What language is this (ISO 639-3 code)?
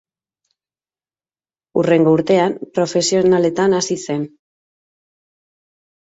eus